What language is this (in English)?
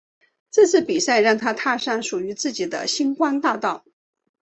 Chinese